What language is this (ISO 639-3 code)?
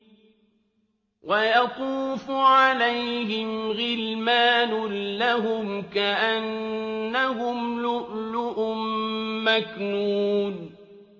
ara